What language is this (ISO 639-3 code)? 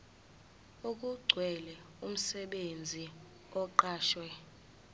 zul